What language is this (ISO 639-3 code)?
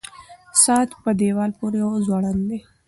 pus